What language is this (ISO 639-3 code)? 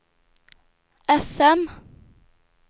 swe